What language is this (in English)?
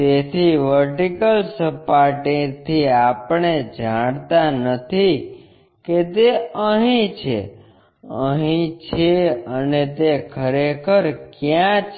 Gujarati